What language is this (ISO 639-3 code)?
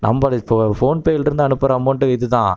tam